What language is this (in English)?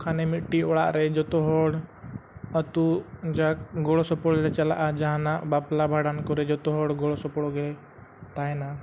Santali